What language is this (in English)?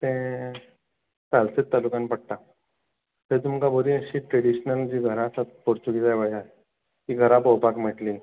Konkani